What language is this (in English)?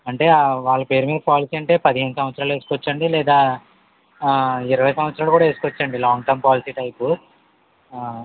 Telugu